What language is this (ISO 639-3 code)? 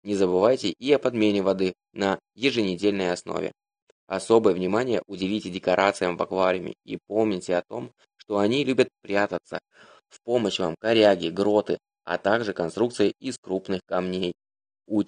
rus